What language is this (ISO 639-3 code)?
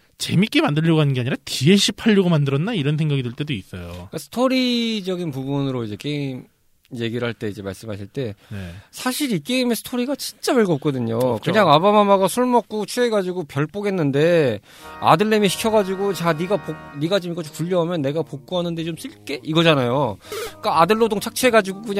kor